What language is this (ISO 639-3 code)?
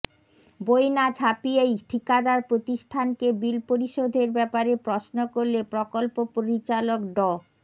ben